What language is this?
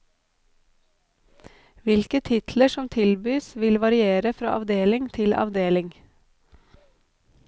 Norwegian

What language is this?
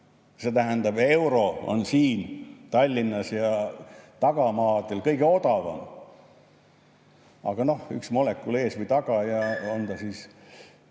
Estonian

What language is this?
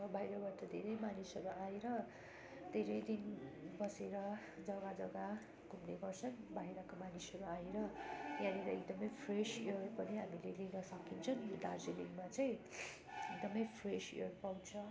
Nepali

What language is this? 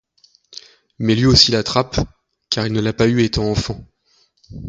French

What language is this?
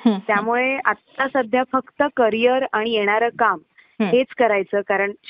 Marathi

